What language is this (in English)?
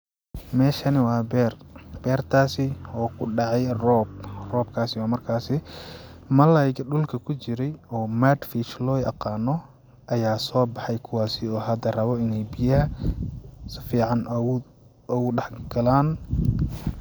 Somali